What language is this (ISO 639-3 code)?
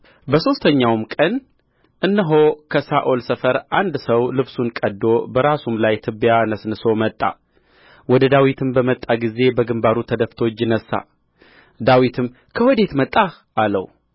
amh